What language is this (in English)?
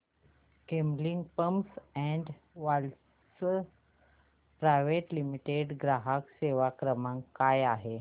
Marathi